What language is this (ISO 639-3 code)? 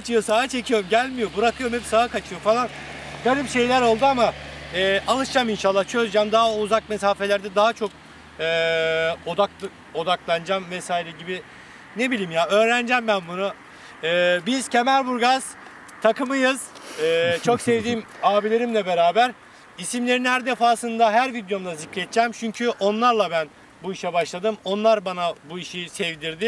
tur